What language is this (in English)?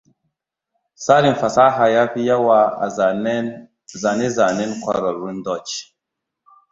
Hausa